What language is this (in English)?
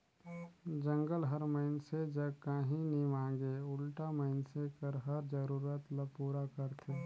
Chhattisgarhi